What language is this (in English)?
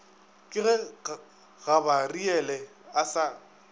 Northern Sotho